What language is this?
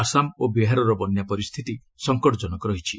Odia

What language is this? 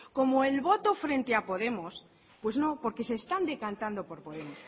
Spanish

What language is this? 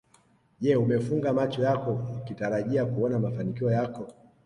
Swahili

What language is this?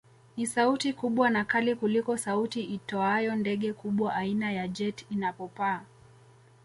Swahili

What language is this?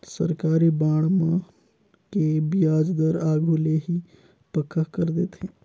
Chhattisgarhi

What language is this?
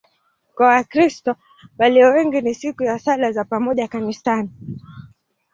Swahili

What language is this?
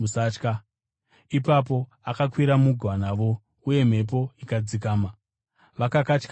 Shona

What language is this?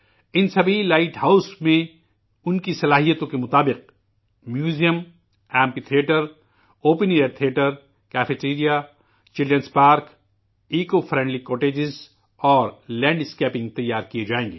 Urdu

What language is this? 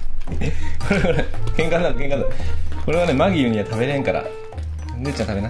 Japanese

